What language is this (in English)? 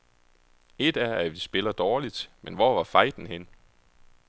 Danish